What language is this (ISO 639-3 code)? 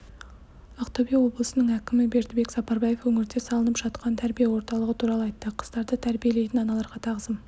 kaz